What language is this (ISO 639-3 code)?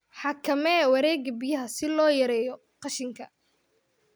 som